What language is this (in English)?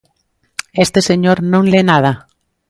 Galician